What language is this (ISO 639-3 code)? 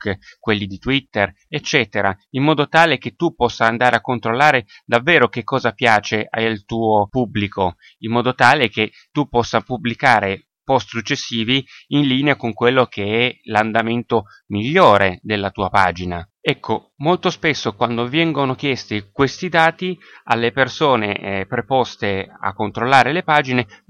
ita